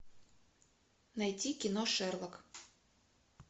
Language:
Russian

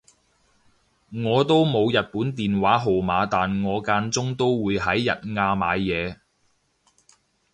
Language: Cantonese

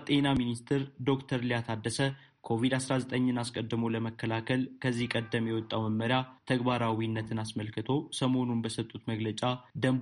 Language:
Amharic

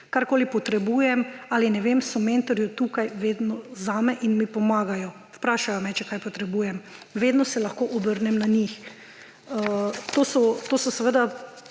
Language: Slovenian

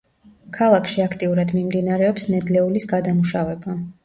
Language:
Georgian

